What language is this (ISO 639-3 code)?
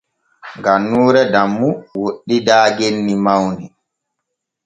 fue